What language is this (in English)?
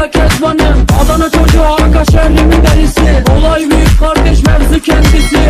Turkish